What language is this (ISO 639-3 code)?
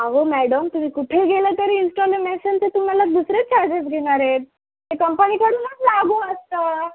mar